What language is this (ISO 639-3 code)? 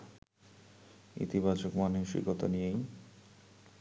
ben